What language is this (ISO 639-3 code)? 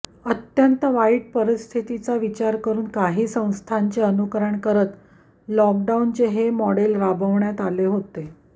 mar